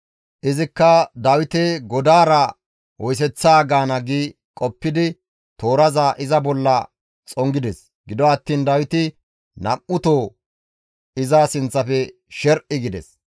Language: Gamo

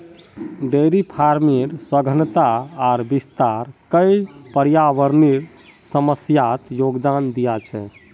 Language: Magahi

